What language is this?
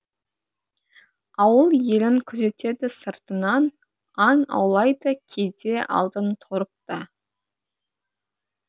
Kazakh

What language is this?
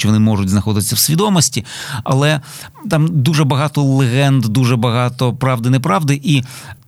Ukrainian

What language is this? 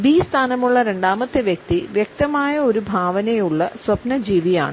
Malayalam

